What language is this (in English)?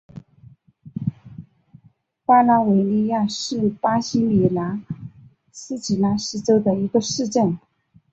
Chinese